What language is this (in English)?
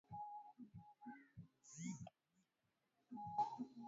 Swahili